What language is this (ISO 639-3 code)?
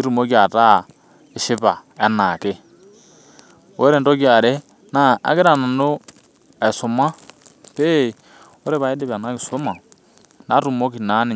mas